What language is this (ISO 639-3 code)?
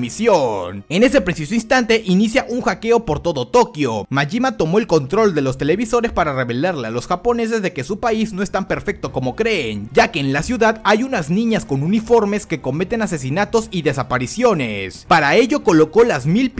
spa